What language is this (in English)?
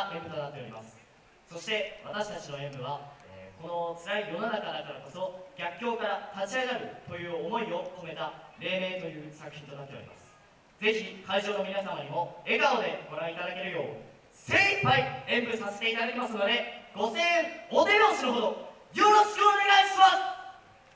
Japanese